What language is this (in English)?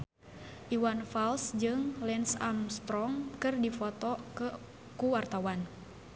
Sundanese